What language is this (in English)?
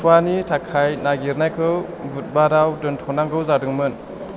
Bodo